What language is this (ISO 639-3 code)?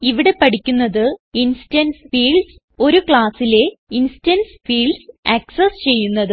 mal